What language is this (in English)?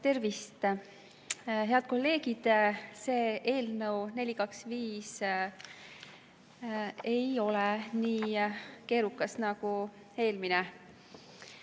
Estonian